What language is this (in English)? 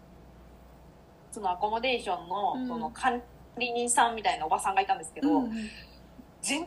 Japanese